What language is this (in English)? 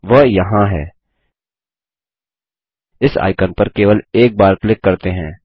Hindi